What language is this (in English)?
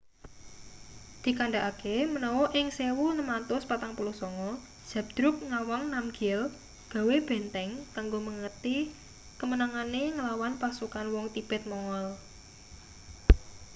Javanese